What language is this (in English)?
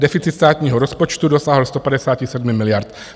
Czech